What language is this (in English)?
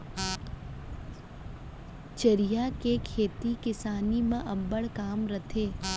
Chhattisgarhi